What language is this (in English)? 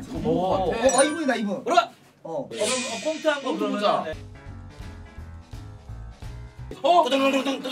Korean